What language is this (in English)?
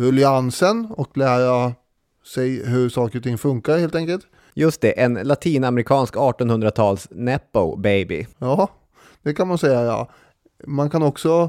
Swedish